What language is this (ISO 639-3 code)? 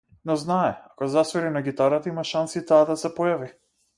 mkd